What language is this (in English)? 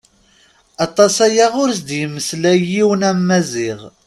Kabyle